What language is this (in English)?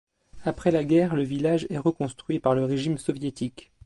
French